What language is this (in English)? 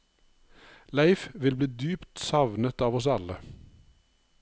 Norwegian